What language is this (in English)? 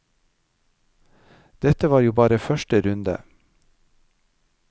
Norwegian